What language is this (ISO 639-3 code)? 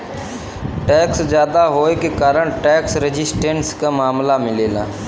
bho